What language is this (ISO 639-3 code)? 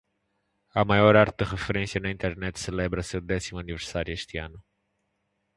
por